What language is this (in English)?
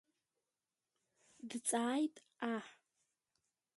Abkhazian